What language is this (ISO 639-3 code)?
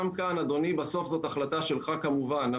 heb